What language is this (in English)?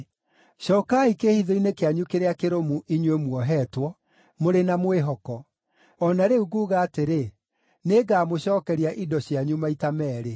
Kikuyu